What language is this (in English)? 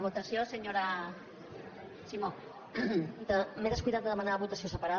Catalan